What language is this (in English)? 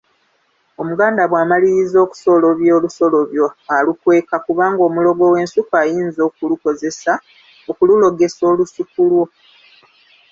Ganda